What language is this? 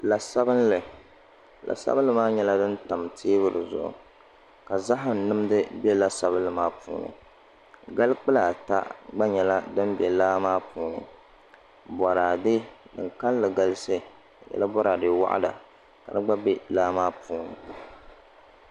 Dagbani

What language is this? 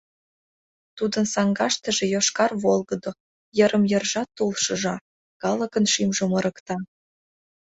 Mari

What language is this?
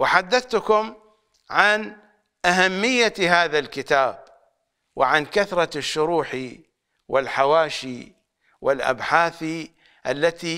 Arabic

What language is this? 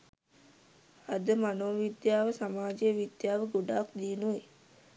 Sinhala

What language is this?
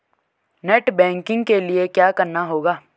Hindi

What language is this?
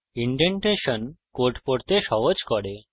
Bangla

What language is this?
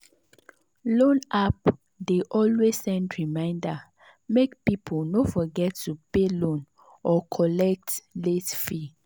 Nigerian Pidgin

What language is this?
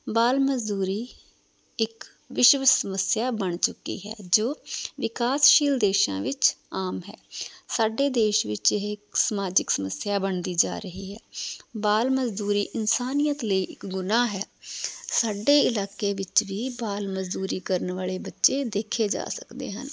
Punjabi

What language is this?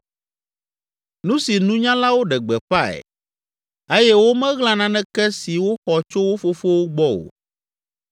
Ewe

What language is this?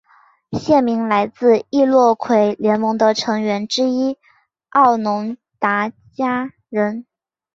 Chinese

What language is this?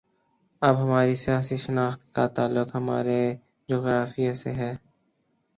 Urdu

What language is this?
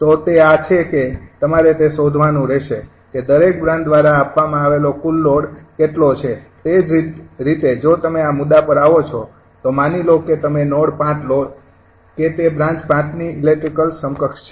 Gujarati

